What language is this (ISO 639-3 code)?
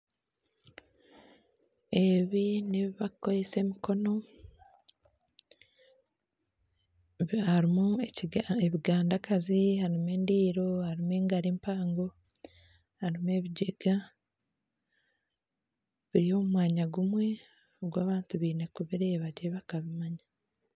nyn